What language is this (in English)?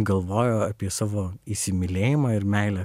Lithuanian